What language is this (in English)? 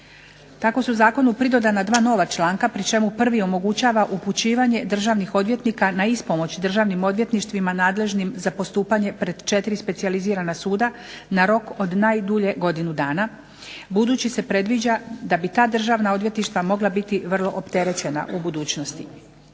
Croatian